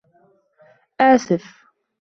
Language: Arabic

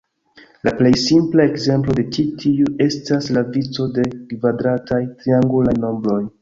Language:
Esperanto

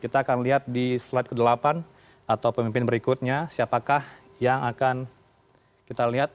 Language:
Indonesian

